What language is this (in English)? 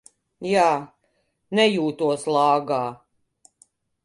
Latvian